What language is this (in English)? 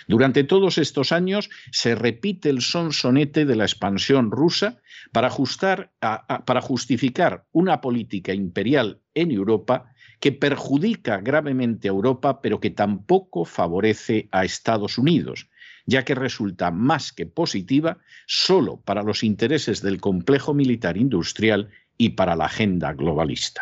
Spanish